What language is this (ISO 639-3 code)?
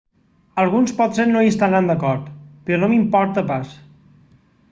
cat